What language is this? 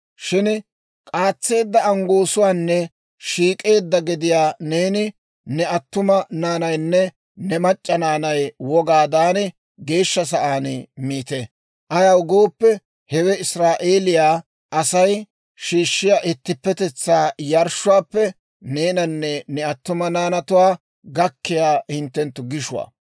Dawro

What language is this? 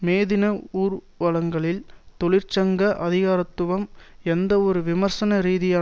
Tamil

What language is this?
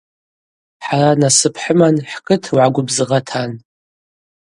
Abaza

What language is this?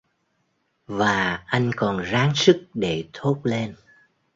Vietnamese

